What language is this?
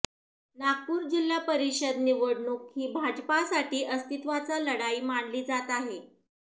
Marathi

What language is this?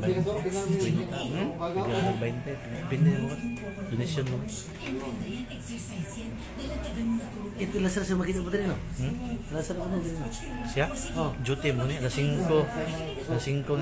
Indonesian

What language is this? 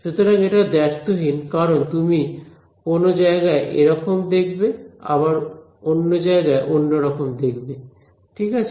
Bangla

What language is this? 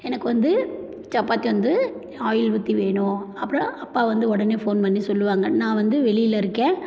Tamil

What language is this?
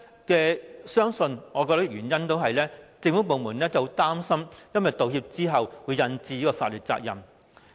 Cantonese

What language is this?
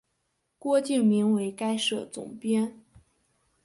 Chinese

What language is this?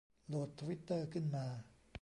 Thai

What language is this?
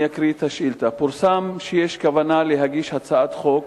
Hebrew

